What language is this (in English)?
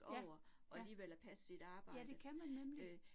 Danish